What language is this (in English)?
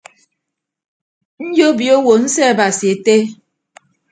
Ibibio